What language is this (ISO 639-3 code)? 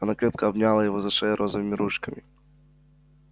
rus